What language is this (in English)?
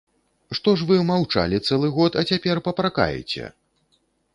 Belarusian